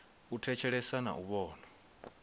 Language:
Venda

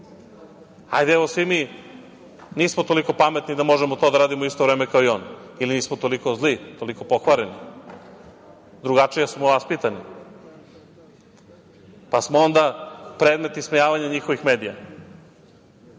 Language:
Serbian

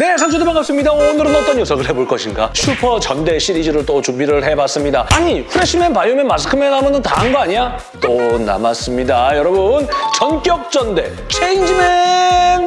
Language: Korean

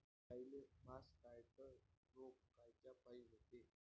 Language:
Marathi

